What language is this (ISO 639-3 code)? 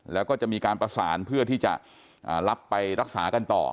tha